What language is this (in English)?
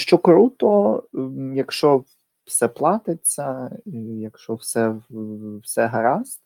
Ukrainian